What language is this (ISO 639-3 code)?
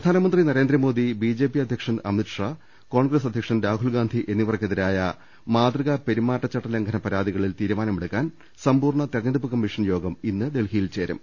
mal